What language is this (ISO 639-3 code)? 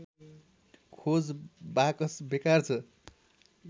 nep